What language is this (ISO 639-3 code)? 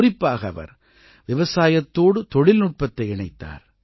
tam